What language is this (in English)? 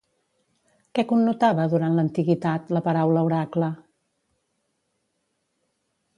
Catalan